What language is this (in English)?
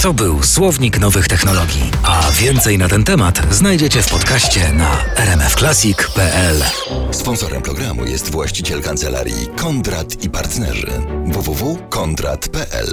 Polish